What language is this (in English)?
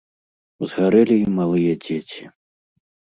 Belarusian